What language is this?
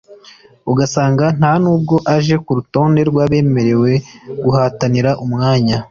Kinyarwanda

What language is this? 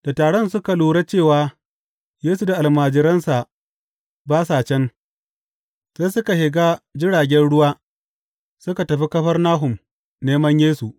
Hausa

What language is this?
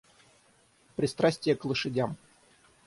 Russian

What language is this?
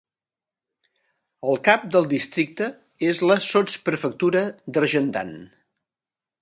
Catalan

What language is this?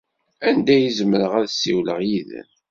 Kabyle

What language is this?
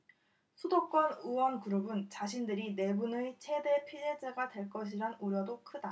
Korean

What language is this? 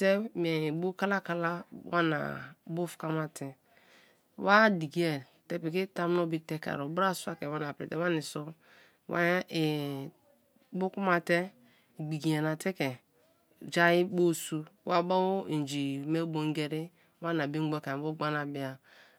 Kalabari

